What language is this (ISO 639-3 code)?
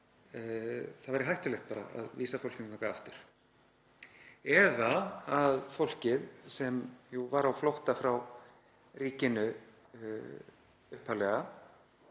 isl